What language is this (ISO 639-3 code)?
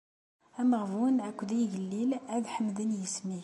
kab